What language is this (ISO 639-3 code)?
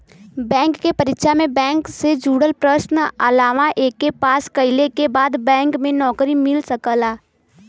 bho